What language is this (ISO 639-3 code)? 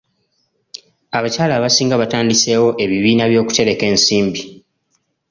lug